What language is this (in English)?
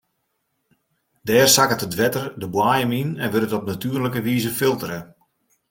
Western Frisian